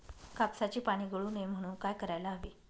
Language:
Marathi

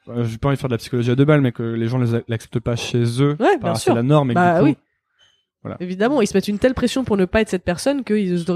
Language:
French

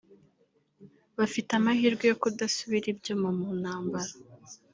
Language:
Kinyarwanda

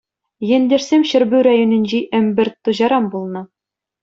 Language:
Chuvash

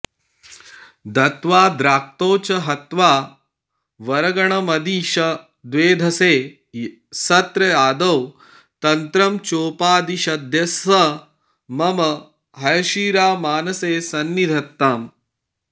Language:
Sanskrit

